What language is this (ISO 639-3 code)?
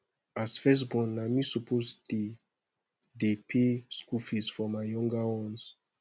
pcm